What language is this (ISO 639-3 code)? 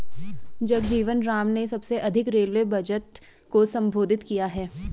hin